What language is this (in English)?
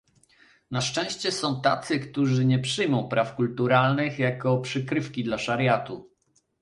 Polish